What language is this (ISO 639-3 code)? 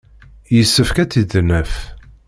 kab